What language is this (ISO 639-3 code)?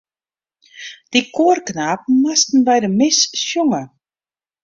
fry